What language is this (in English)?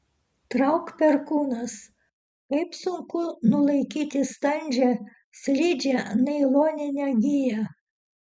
Lithuanian